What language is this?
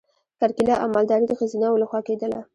Pashto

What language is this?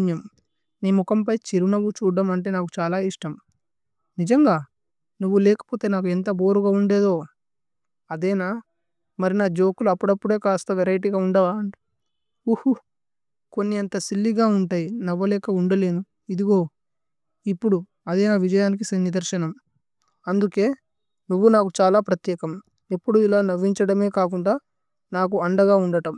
Tulu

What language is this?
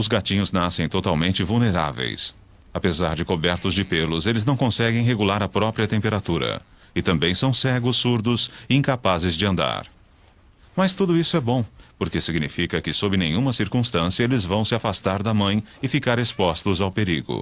Portuguese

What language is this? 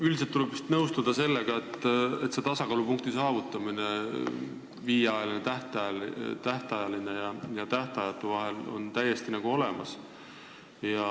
Estonian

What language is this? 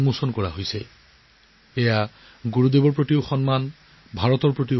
Assamese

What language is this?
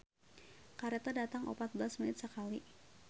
Sundanese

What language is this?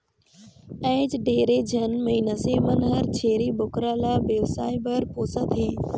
Chhattisgarhi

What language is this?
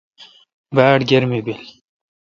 Kalkoti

